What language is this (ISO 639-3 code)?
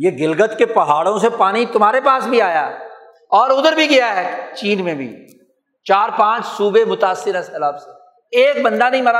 urd